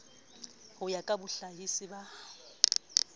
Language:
Southern Sotho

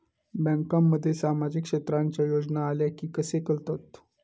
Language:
Marathi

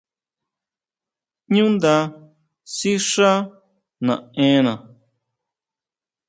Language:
Huautla Mazatec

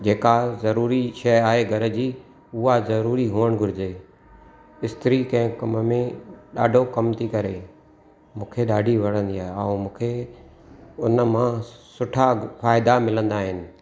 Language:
Sindhi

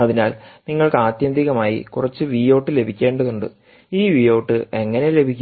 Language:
Malayalam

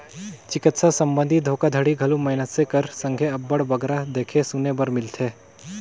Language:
Chhattisgarhi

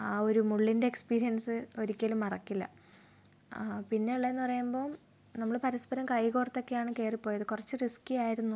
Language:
Malayalam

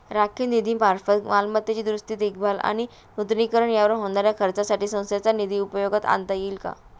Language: Marathi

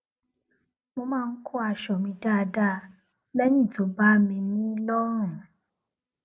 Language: Yoruba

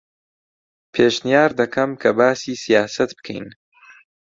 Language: Central Kurdish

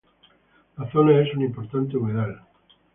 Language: Spanish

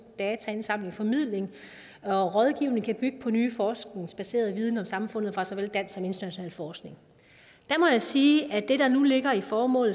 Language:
Danish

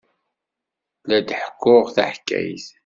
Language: Kabyle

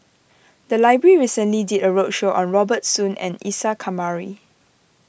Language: English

